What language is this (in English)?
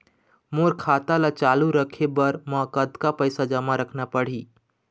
Chhattisgarhi